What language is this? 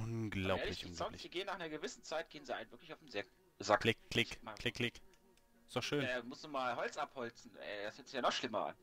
German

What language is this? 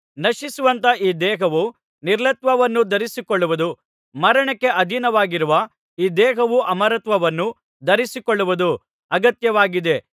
Kannada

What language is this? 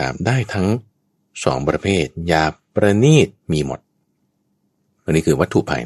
Thai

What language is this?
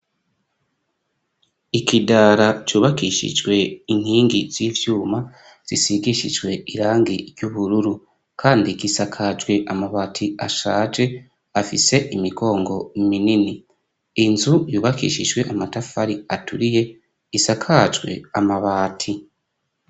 Rundi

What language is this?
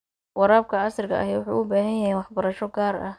Somali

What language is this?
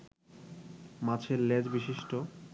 Bangla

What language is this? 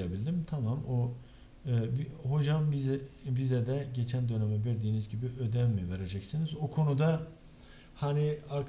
Turkish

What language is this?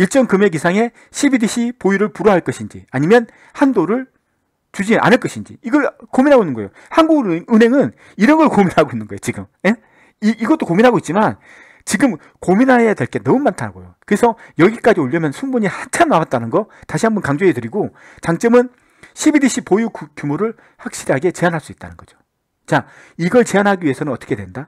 Korean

